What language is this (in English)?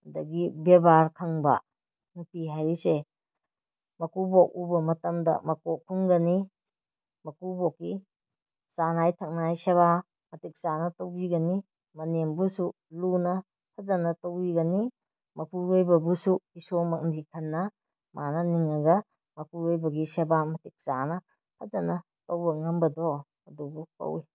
Manipuri